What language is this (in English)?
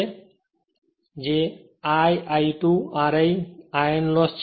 Gujarati